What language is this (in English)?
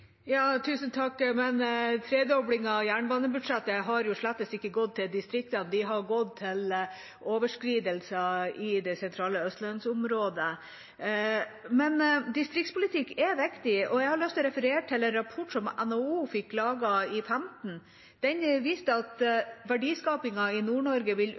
Norwegian Bokmål